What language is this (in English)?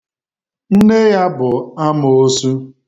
Igbo